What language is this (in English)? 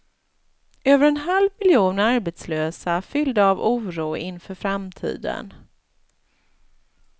Swedish